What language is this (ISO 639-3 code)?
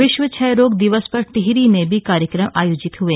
hin